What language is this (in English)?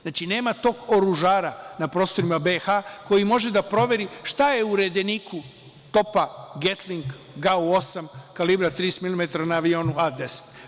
Serbian